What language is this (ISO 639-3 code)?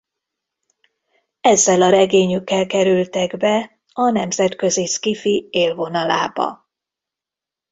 hun